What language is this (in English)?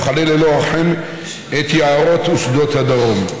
Hebrew